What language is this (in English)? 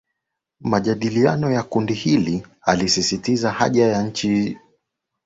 Swahili